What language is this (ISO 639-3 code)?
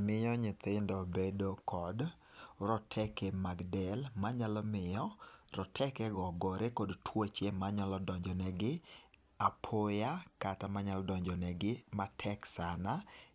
luo